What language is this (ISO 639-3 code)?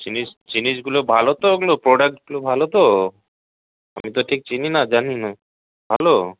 ben